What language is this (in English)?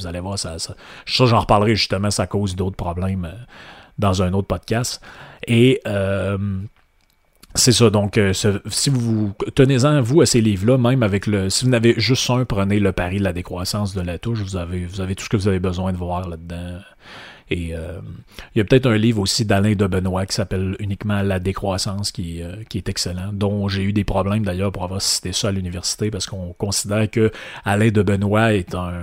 French